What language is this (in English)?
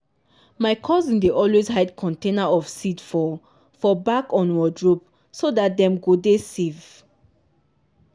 Nigerian Pidgin